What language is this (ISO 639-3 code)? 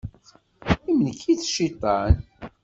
kab